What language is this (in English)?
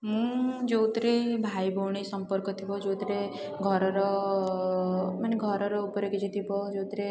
Odia